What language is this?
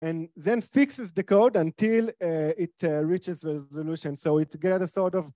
Hebrew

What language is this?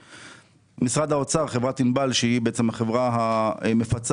Hebrew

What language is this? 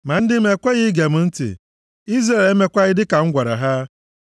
Igbo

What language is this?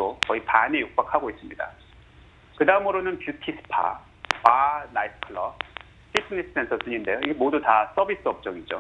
Korean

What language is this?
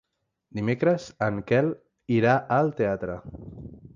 Catalan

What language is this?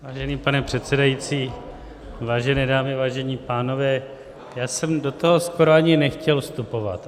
Czech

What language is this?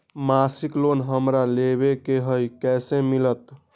Magahi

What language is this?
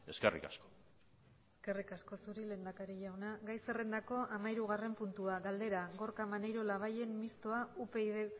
Basque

